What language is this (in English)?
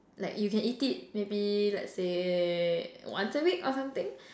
English